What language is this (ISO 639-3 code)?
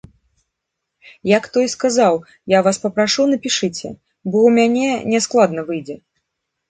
bel